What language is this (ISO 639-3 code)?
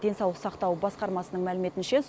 kaz